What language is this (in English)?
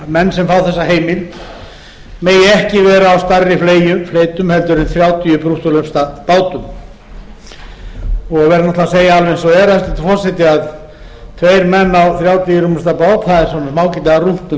Icelandic